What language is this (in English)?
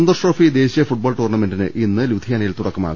Malayalam